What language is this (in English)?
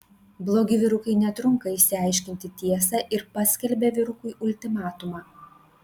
Lithuanian